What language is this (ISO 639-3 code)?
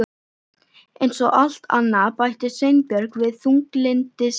isl